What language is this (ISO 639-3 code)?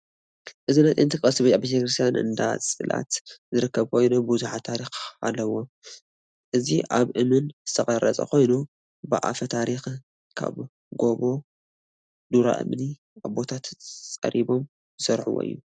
tir